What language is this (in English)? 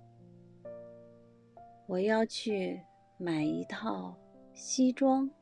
Chinese